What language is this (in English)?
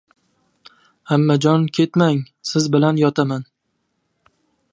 Uzbek